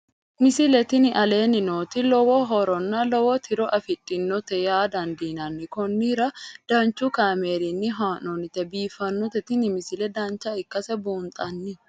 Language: Sidamo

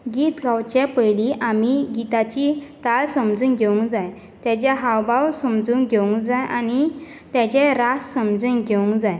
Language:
Konkani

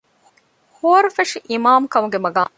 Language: Divehi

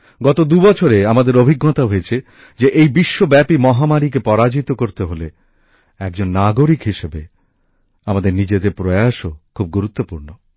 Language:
Bangla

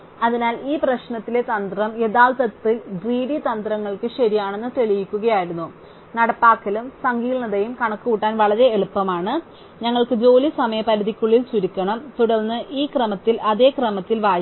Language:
Malayalam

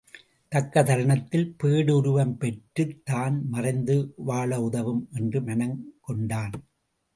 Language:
Tamil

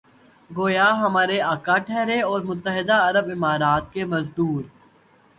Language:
Urdu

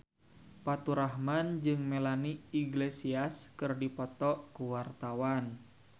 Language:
Sundanese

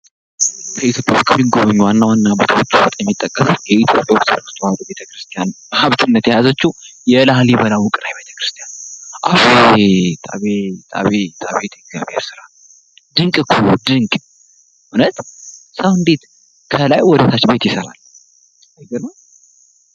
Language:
Amharic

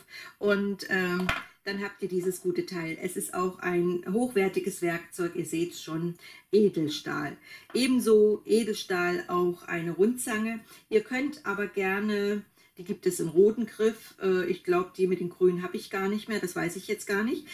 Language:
German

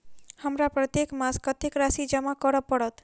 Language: Maithili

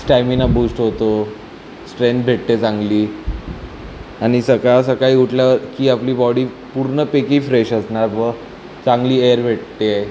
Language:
Marathi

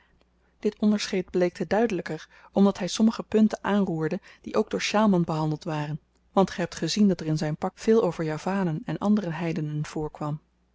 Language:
Dutch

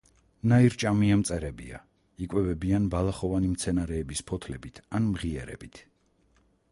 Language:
Georgian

